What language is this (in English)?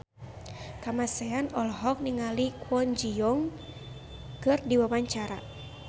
Sundanese